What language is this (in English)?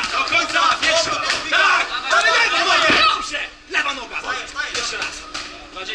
Polish